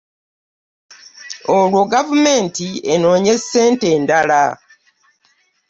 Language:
Ganda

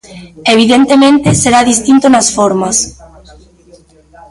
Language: Galician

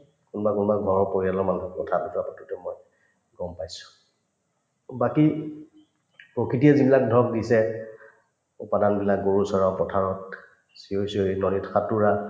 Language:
Assamese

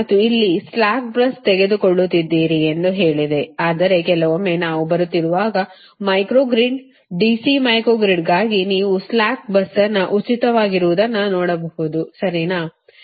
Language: Kannada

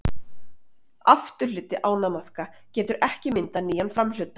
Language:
Icelandic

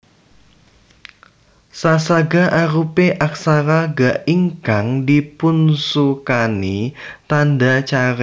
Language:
Javanese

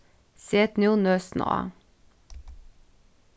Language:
Faroese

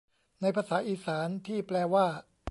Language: Thai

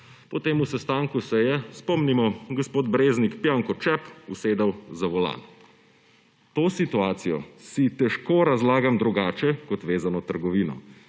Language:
Slovenian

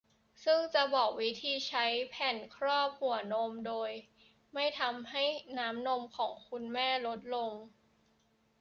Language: Thai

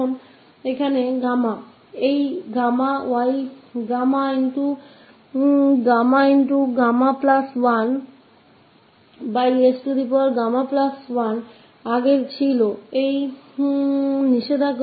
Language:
Hindi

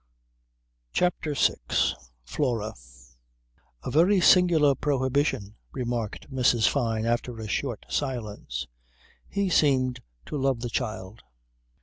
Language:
English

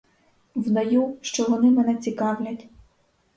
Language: Ukrainian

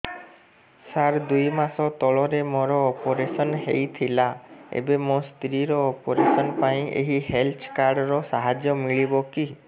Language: Odia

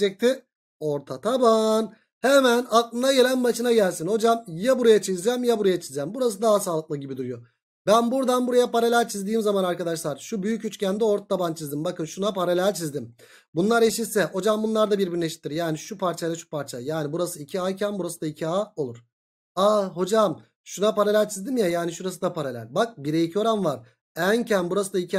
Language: Turkish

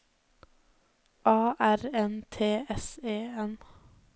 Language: Norwegian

